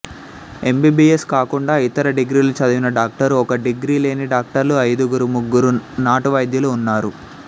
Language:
Telugu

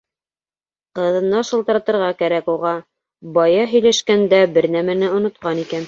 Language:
Bashkir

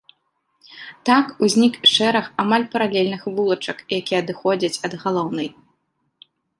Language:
Belarusian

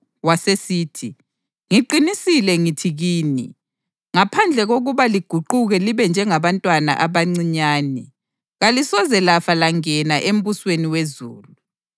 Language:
North Ndebele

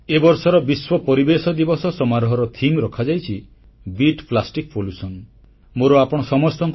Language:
Odia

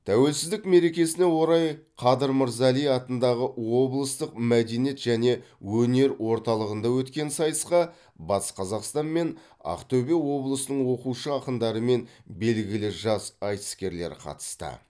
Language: Kazakh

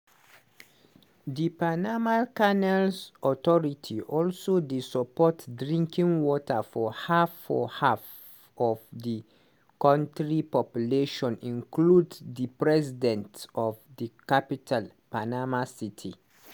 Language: Nigerian Pidgin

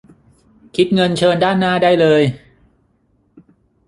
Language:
Thai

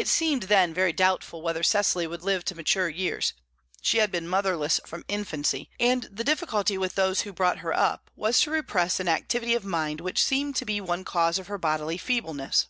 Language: English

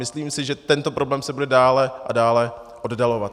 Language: Czech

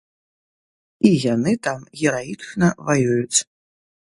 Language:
Belarusian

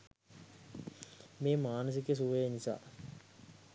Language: Sinhala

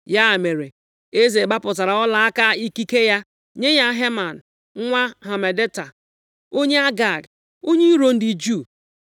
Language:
Igbo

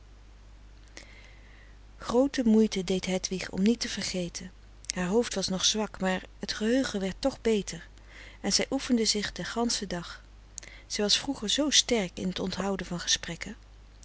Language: Dutch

